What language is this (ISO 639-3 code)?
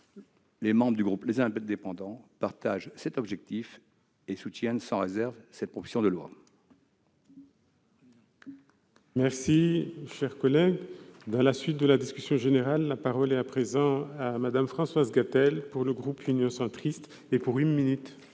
fra